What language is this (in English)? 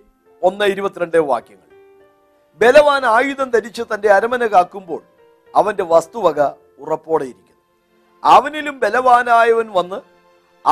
Malayalam